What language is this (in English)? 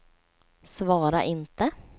Swedish